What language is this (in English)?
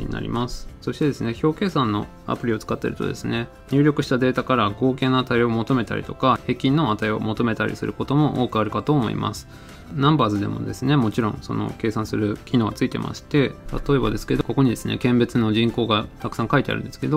Japanese